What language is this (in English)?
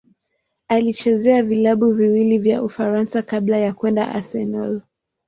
Swahili